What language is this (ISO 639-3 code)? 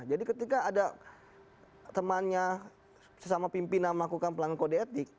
ind